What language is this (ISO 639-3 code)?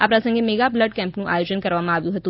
guj